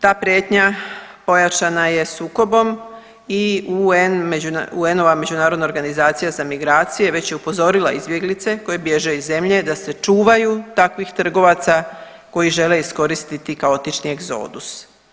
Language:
Croatian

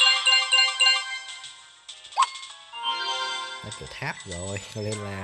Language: Vietnamese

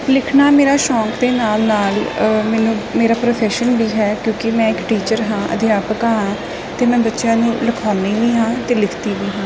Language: Punjabi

